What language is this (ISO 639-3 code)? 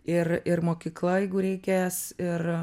lit